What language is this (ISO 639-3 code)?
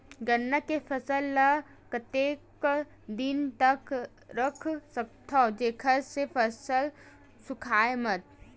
hne